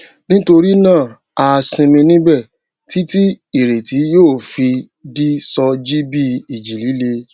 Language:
Yoruba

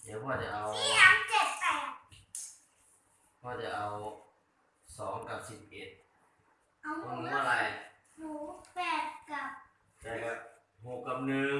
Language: Thai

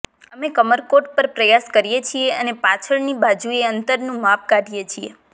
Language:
Gujarati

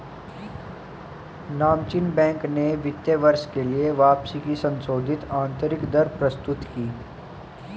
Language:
Hindi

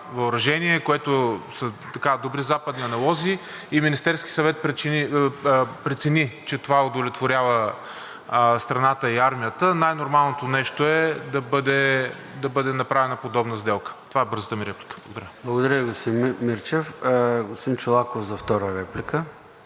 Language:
Bulgarian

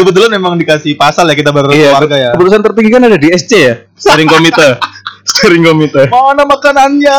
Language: Indonesian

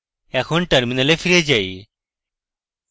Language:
Bangla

